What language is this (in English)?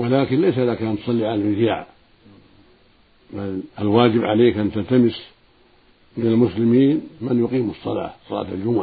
Arabic